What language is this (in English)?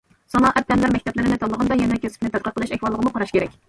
Uyghur